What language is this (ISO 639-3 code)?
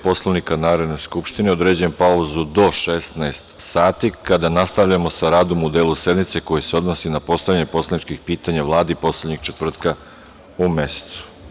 srp